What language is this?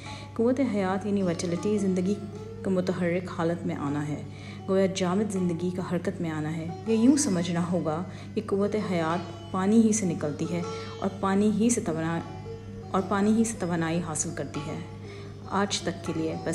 Urdu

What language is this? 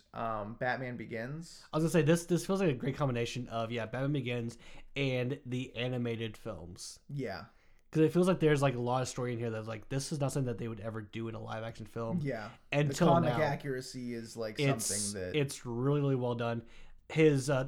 English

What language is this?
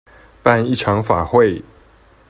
Chinese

